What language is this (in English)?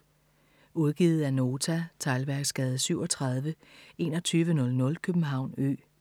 Danish